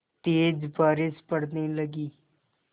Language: Hindi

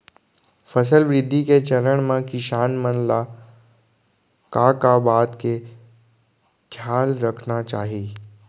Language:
Chhattisgarhi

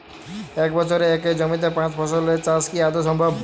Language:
Bangla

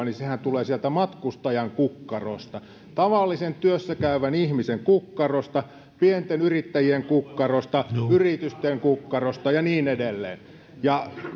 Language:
Finnish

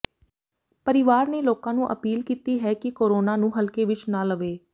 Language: Punjabi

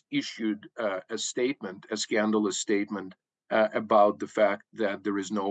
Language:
English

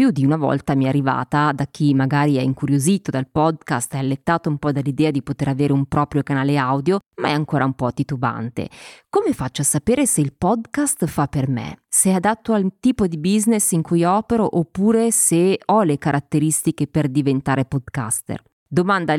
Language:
Italian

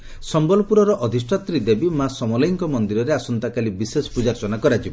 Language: Odia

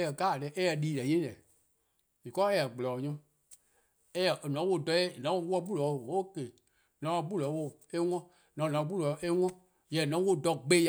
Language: Eastern Krahn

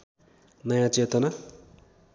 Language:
Nepali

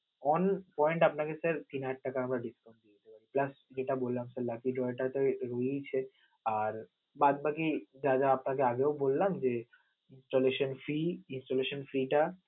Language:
Bangla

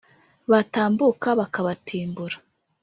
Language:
Kinyarwanda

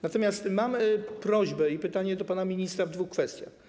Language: Polish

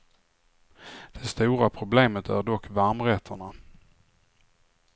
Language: Swedish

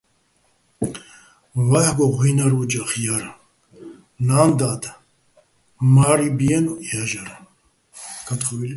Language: Bats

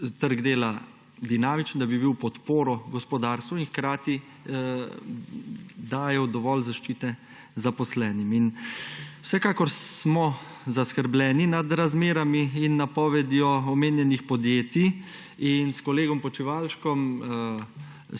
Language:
Slovenian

